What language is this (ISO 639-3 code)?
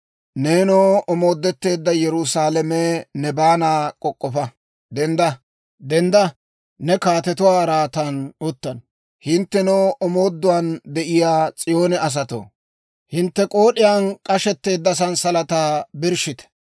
dwr